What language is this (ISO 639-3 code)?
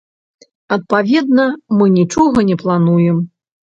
bel